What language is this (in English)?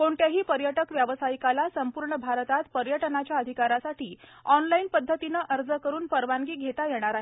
Marathi